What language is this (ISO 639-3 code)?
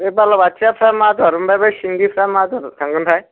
brx